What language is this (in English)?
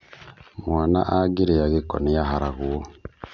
Kikuyu